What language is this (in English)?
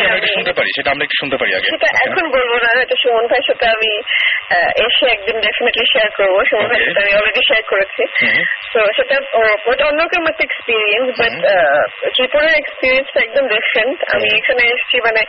Bangla